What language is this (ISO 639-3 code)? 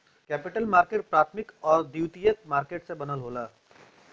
bho